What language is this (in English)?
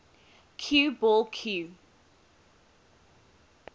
English